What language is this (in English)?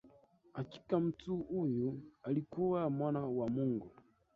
Swahili